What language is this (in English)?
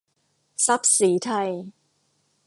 Thai